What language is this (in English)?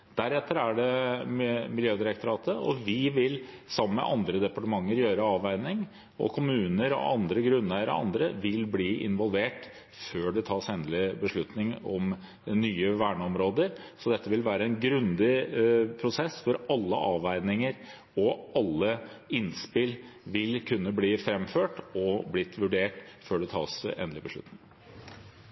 Norwegian Bokmål